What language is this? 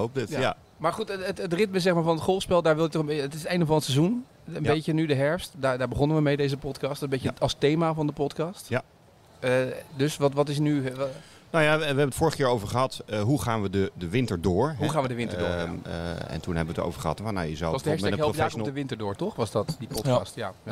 Dutch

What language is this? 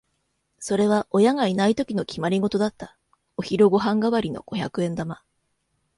Japanese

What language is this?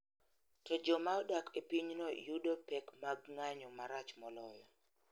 Luo (Kenya and Tanzania)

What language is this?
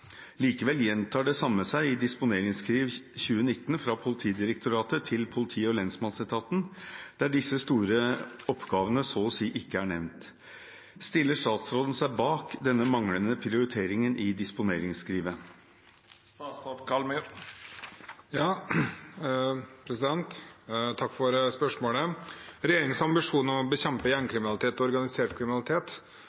Norwegian Bokmål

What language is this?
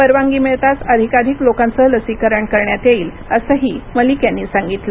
Marathi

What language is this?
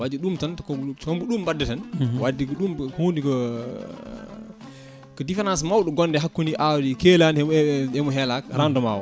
Fula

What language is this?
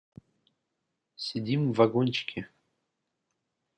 Russian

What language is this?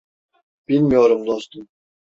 Turkish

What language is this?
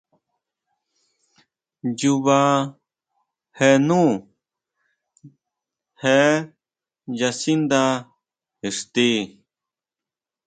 Huautla Mazatec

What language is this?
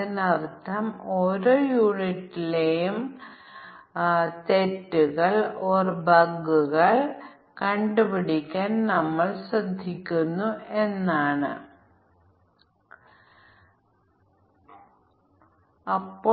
Malayalam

